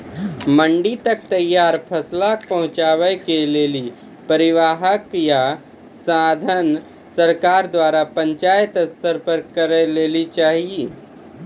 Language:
Maithili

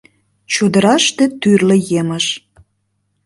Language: Mari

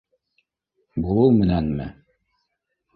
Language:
Bashkir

